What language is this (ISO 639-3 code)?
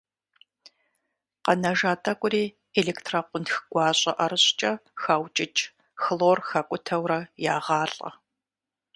kbd